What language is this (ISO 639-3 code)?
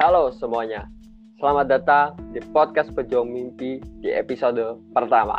ind